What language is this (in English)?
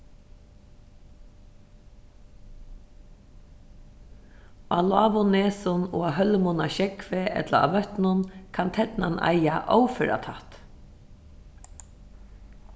Faroese